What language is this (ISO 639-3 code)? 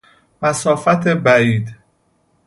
fas